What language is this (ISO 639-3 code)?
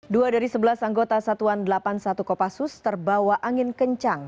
ind